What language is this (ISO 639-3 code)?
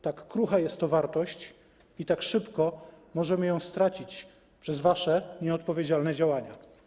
pol